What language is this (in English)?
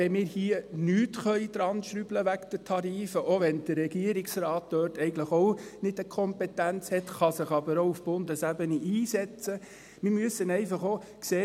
Swiss German